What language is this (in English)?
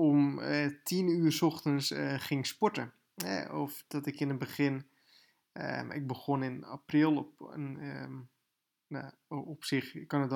Dutch